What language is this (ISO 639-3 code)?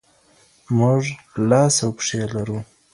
pus